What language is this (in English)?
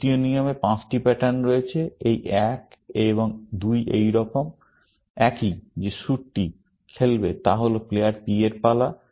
Bangla